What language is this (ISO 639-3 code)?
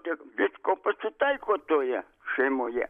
lit